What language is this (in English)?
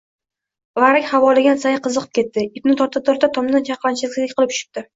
Uzbek